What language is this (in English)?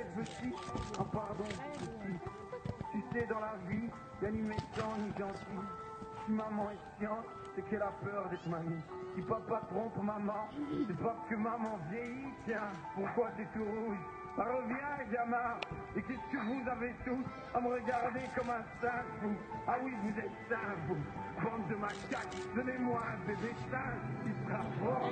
French